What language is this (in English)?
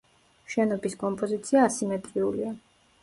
Georgian